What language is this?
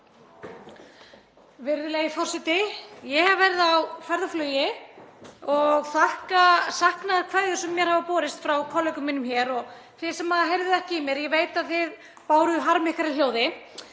Icelandic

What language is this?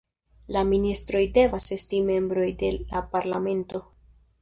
Esperanto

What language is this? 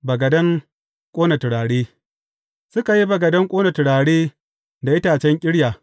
Hausa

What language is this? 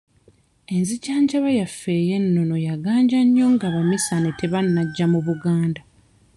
Ganda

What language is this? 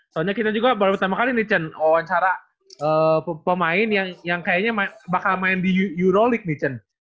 Indonesian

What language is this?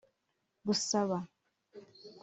Kinyarwanda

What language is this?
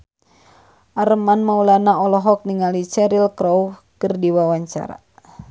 Sundanese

